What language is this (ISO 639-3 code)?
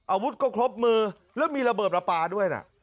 tha